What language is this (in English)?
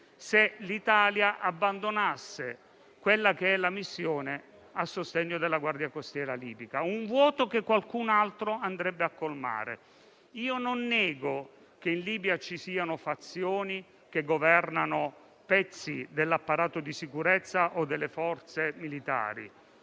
Italian